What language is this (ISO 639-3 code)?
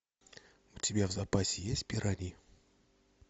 rus